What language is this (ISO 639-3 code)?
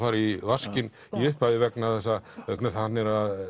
isl